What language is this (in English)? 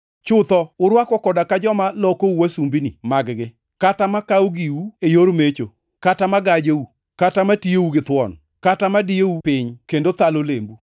Luo (Kenya and Tanzania)